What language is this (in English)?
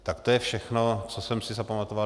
Czech